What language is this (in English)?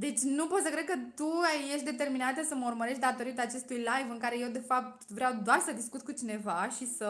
Romanian